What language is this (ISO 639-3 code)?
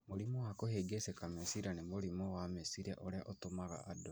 kik